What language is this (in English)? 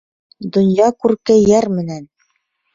Bashkir